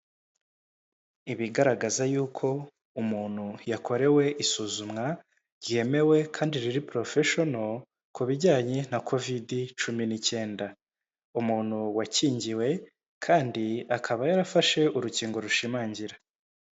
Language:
Kinyarwanda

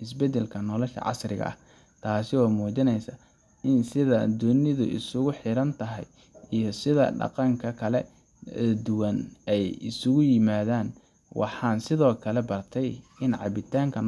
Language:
Somali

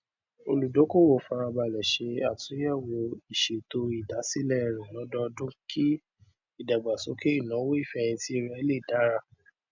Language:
Yoruba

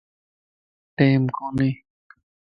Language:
Lasi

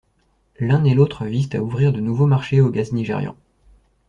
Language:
French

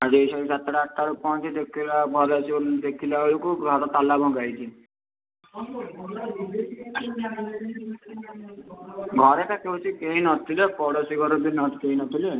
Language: Odia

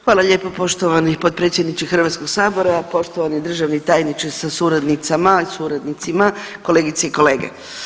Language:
Croatian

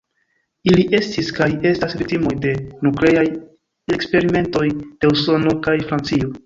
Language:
Esperanto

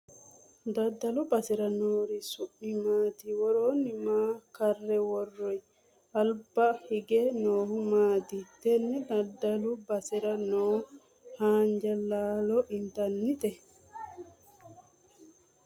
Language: Sidamo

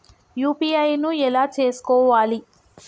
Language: Telugu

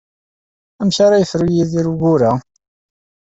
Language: Kabyle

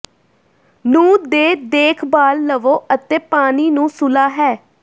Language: Punjabi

